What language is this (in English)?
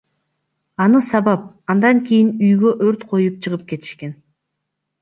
Kyrgyz